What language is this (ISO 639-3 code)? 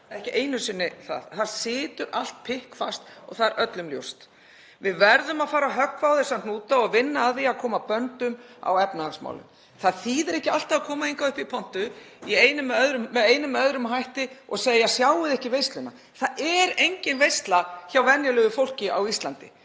isl